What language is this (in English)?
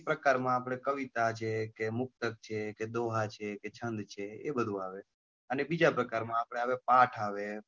Gujarati